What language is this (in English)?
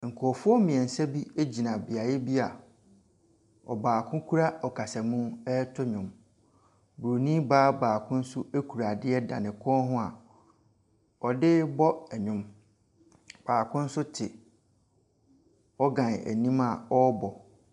Akan